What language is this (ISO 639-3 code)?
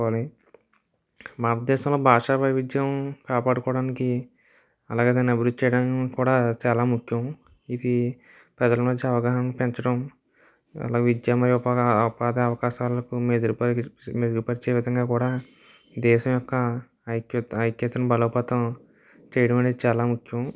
tel